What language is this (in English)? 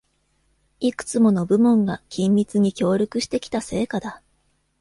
Japanese